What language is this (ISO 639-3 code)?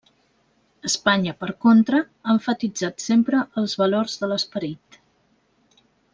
cat